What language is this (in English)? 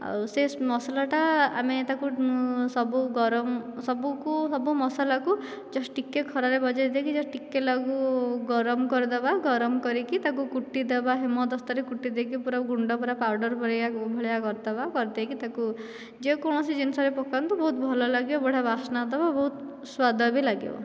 Odia